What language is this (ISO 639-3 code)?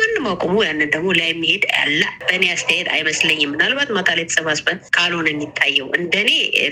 amh